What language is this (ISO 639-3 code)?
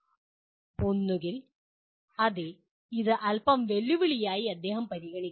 mal